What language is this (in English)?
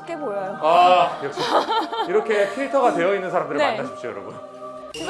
Korean